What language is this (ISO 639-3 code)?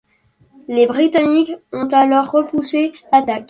fra